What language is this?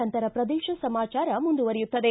Kannada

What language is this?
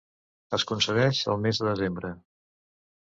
Catalan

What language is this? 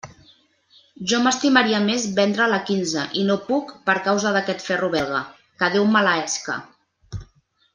Catalan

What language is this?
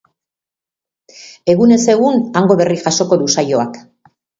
Basque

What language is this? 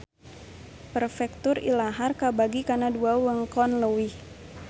Sundanese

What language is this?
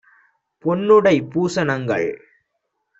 Tamil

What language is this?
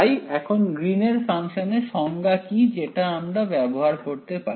Bangla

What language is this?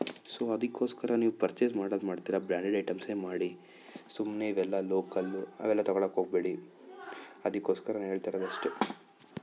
Kannada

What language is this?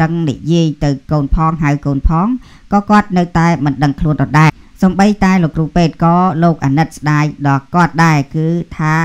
Thai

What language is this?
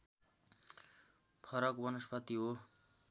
Nepali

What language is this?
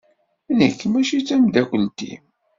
Kabyle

